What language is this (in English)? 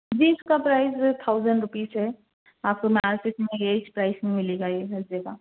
Urdu